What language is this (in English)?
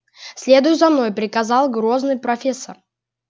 Russian